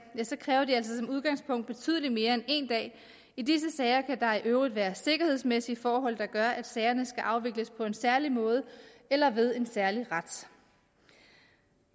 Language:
Danish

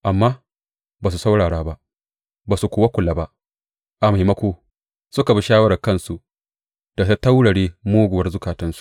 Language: Hausa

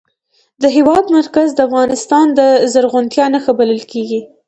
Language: Pashto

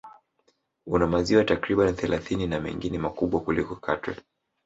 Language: Swahili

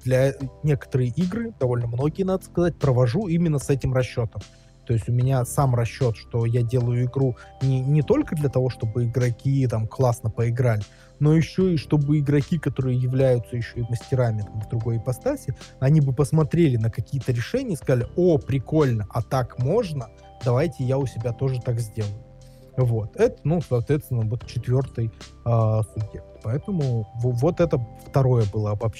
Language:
Russian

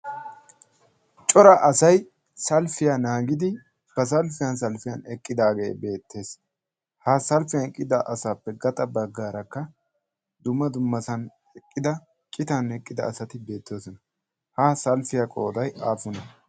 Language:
Wolaytta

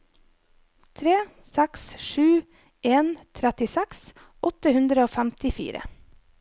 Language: Norwegian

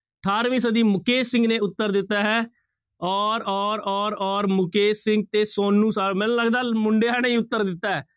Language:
Punjabi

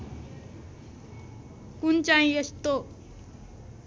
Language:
Nepali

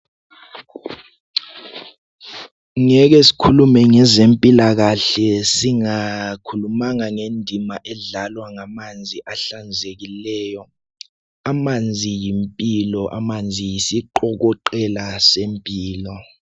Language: North Ndebele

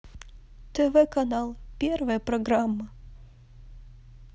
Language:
Russian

